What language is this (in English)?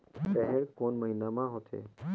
Chhattisgarhi